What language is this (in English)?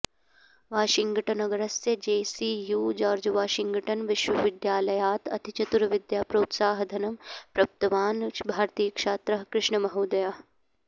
Sanskrit